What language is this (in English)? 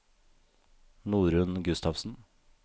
Norwegian